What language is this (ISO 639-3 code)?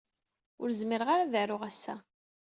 kab